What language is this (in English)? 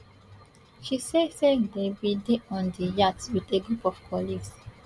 Nigerian Pidgin